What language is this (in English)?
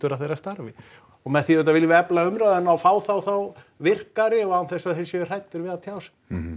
Icelandic